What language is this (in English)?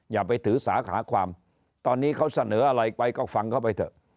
Thai